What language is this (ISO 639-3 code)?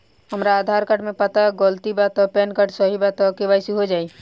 bho